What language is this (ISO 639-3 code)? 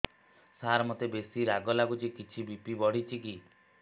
ori